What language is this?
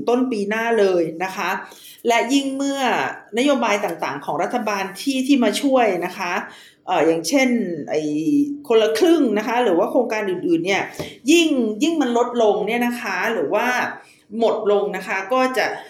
Thai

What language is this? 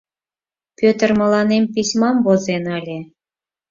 Mari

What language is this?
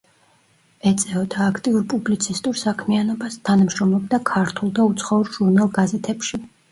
Georgian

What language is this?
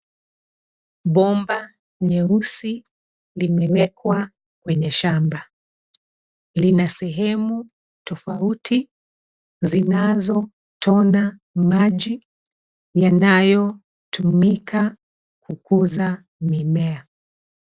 Swahili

